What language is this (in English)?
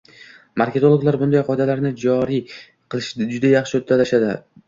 Uzbek